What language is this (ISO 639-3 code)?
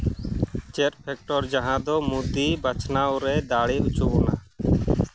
sat